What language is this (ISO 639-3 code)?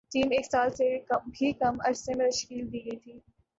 urd